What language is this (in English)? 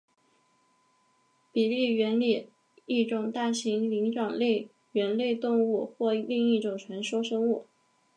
Chinese